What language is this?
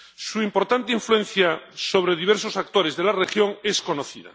Spanish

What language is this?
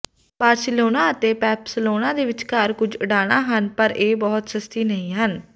Punjabi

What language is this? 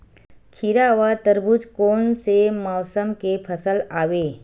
Chhattisgarhi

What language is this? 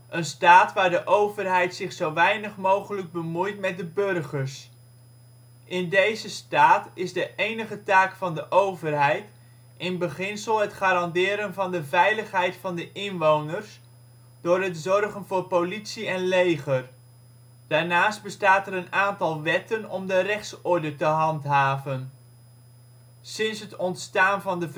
Dutch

